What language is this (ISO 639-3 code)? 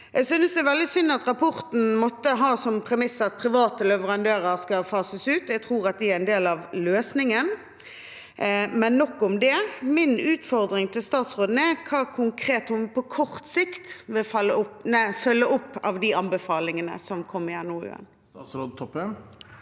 nor